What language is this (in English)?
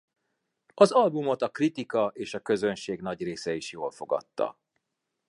Hungarian